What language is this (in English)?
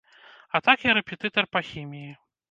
Belarusian